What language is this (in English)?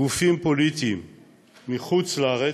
Hebrew